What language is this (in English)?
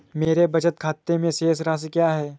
Hindi